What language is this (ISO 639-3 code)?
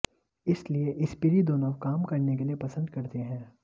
hin